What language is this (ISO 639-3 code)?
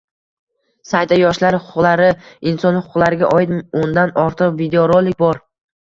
uzb